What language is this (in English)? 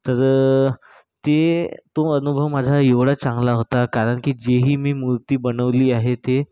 Marathi